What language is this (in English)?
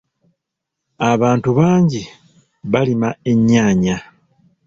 Ganda